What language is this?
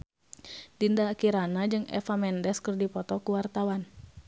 Sundanese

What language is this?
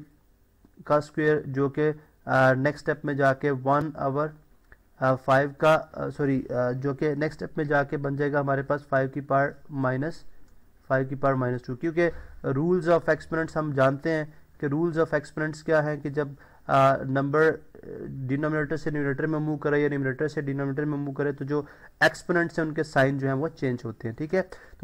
Hindi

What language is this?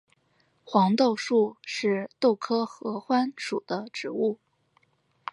Chinese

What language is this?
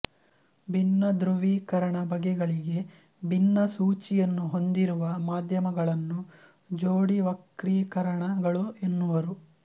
Kannada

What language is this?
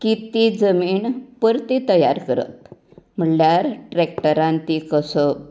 Konkani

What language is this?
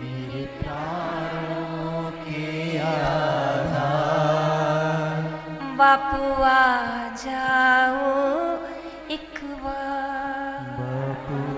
Hindi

